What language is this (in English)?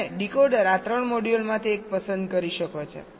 Gujarati